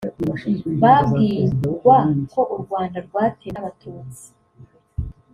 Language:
Kinyarwanda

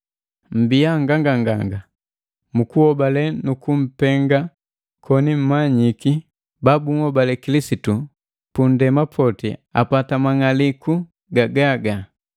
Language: Matengo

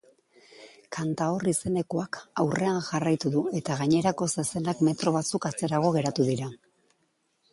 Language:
Basque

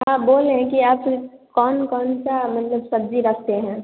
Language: Hindi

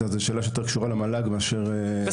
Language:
Hebrew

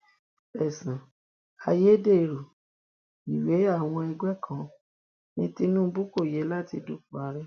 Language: Yoruba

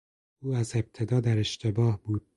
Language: Persian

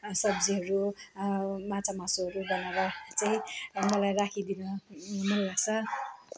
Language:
Nepali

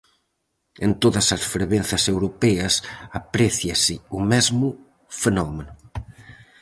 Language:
Galician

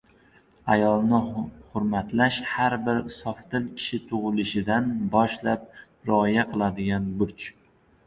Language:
Uzbek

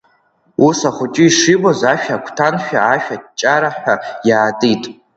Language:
Abkhazian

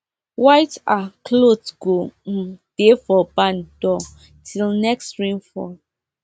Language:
Nigerian Pidgin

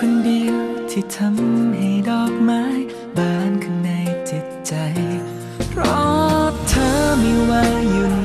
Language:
Thai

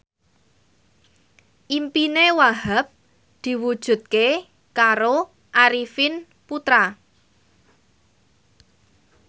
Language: Javanese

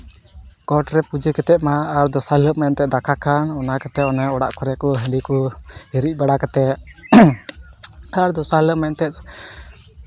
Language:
Santali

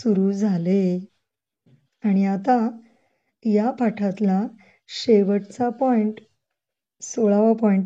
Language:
Marathi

